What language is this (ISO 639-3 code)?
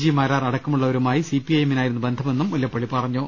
mal